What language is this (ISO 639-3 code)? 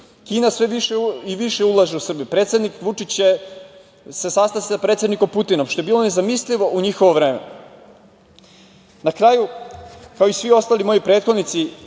srp